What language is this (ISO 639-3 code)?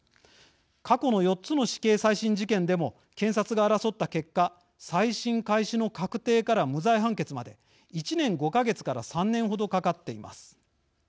jpn